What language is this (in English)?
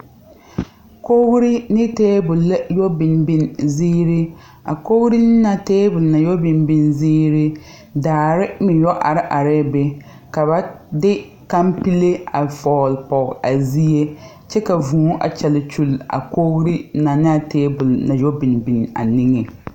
Southern Dagaare